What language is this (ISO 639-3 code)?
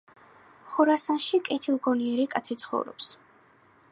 kat